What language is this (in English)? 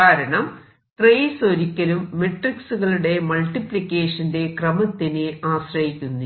Malayalam